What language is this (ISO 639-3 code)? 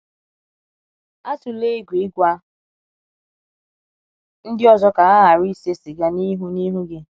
ibo